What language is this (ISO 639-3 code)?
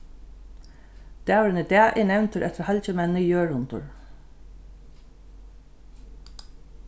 fao